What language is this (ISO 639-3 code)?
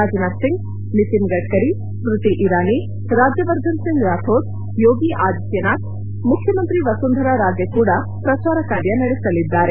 kan